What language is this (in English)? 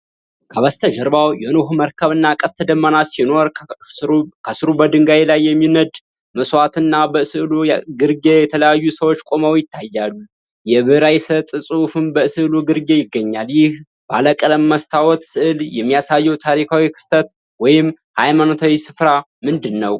Amharic